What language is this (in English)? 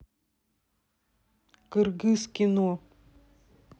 Russian